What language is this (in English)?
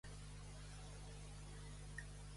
Catalan